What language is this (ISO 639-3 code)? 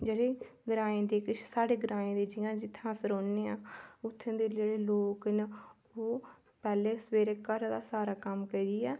doi